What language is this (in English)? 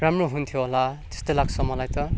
Nepali